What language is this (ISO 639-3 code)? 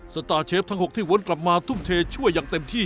tha